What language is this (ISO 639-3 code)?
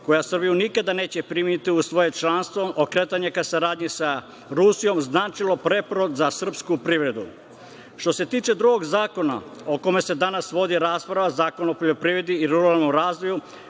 srp